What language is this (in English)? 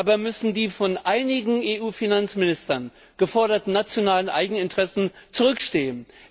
German